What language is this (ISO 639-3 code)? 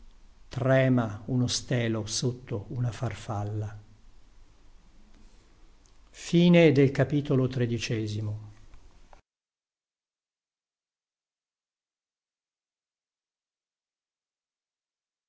ita